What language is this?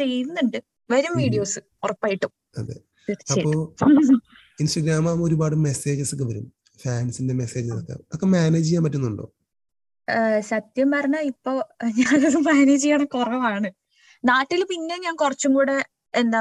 Malayalam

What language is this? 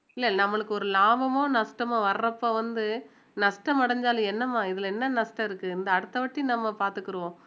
Tamil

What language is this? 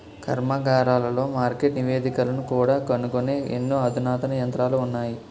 Telugu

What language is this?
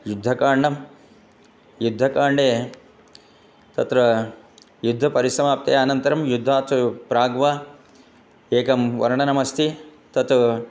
Sanskrit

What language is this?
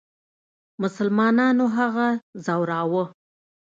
Pashto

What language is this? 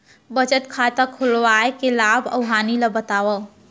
Chhattisgarhi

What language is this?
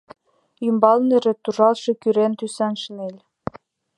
Mari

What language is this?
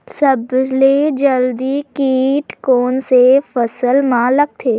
Chhattisgarhi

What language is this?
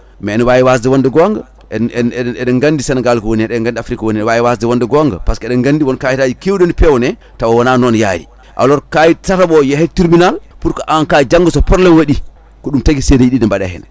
Fula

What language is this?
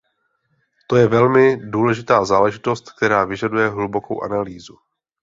Czech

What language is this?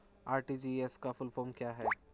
Hindi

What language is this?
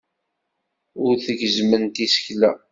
Kabyle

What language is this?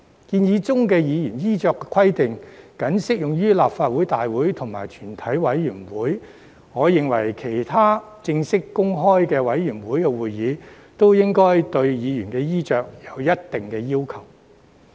Cantonese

